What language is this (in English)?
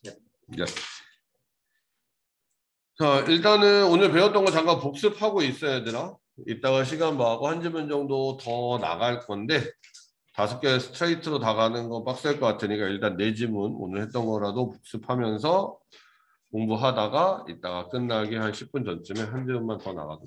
Korean